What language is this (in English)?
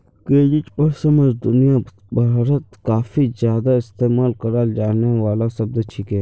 Magahi